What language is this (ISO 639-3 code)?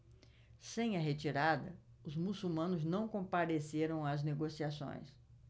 por